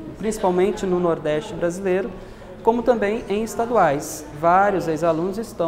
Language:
Portuguese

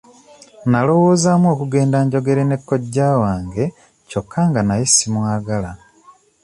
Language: Ganda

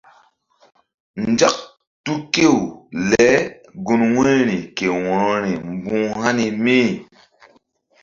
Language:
Mbum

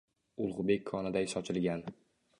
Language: Uzbek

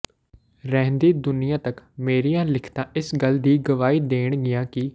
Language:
Punjabi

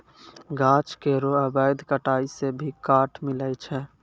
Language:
Maithili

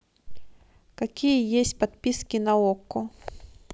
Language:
Russian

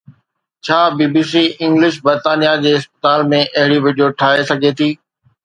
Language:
Sindhi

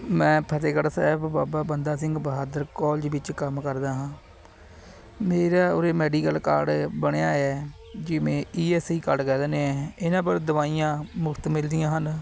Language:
Punjabi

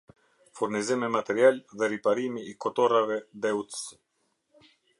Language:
Albanian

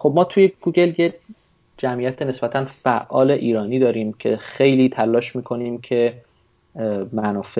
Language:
Persian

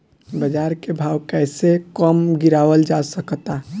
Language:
Bhojpuri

